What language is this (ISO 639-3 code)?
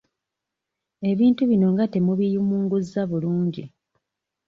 lug